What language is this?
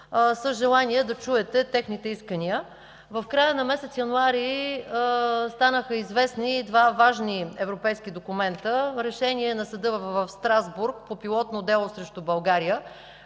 Bulgarian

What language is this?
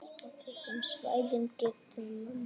Icelandic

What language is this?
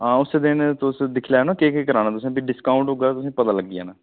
Dogri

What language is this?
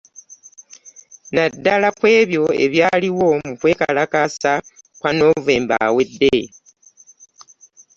Ganda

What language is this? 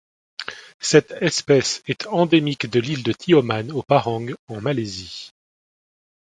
French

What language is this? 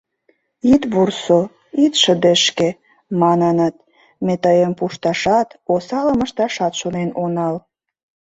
Mari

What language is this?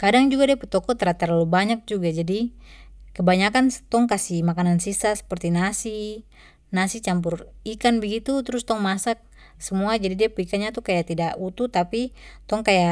Papuan Malay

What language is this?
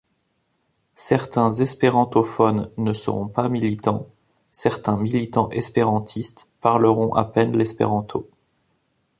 French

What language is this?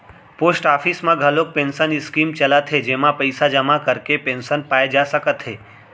Chhattisgarhi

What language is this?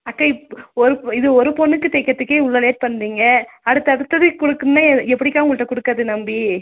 Tamil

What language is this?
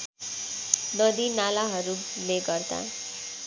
Nepali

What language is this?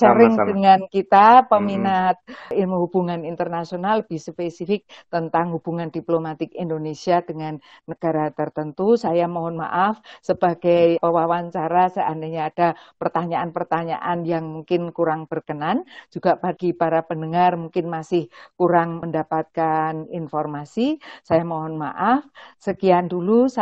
Indonesian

